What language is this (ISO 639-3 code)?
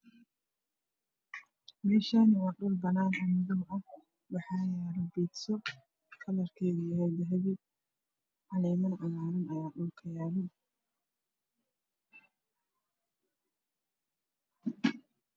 som